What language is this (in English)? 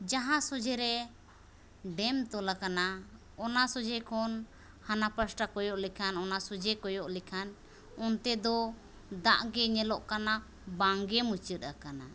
Santali